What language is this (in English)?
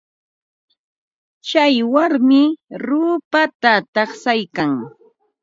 Ambo-Pasco Quechua